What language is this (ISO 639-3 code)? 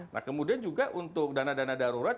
ind